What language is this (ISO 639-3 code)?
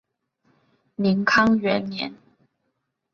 zho